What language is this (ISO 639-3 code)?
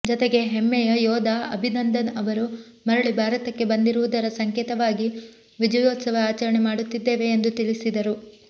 kan